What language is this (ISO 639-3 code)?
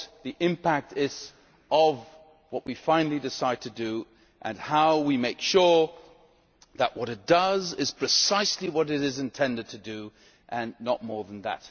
eng